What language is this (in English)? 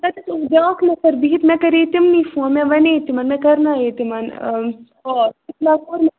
Kashmiri